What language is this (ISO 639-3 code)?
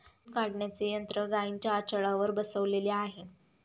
mar